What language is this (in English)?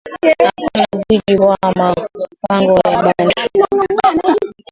Swahili